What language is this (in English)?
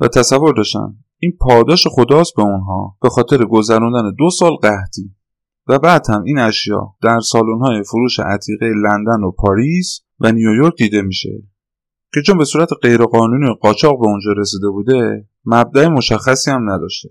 Persian